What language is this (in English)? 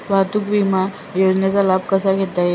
Marathi